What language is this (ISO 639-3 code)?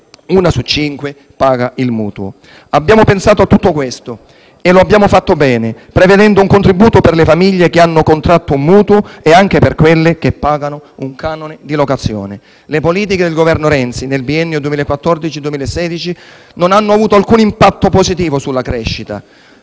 ita